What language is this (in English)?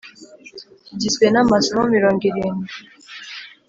Kinyarwanda